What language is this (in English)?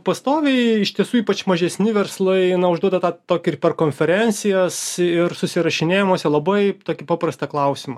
Lithuanian